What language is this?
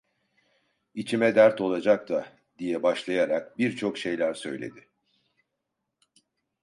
Turkish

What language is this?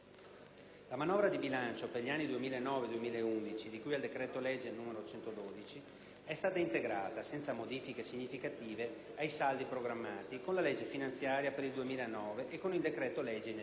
Italian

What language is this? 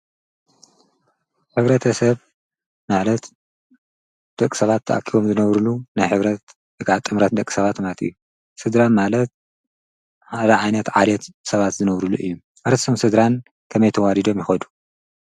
Tigrinya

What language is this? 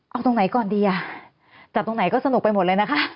Thai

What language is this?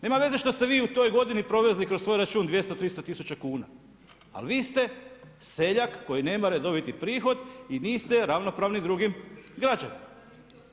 Croatian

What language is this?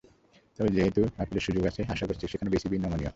Bangla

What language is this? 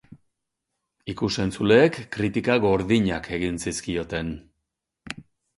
Basque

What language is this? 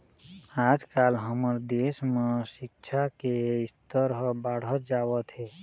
Chhattisgarhi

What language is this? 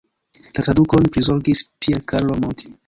Esperanto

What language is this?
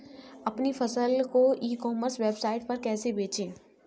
Hindi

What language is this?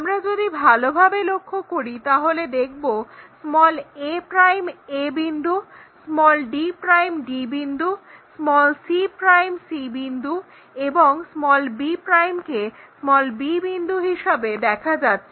Bangla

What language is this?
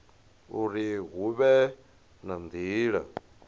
Venda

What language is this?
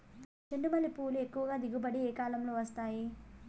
Telugu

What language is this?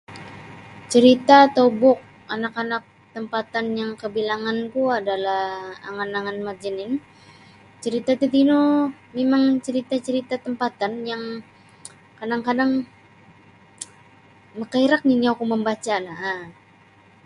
Sabah Bisaya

